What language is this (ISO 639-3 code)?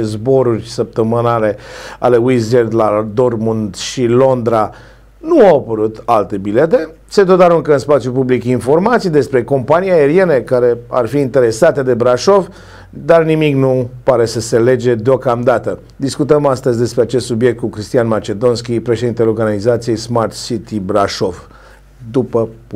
ron